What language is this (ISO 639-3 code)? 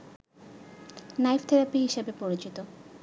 ben